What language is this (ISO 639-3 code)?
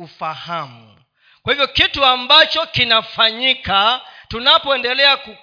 swa